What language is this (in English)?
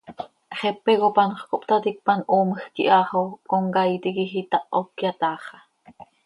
Seri